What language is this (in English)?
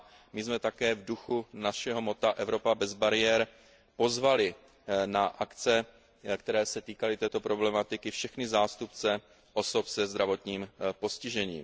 Czech